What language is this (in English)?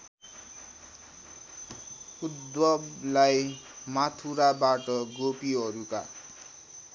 Nepali